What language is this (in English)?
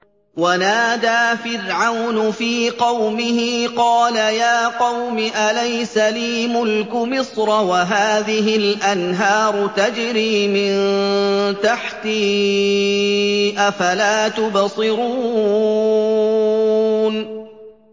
Arabic